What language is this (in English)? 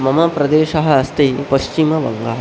Sanskrit